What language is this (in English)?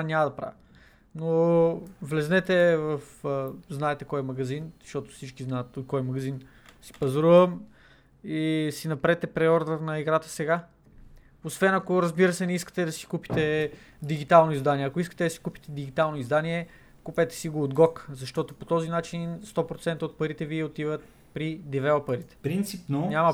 Bulgarian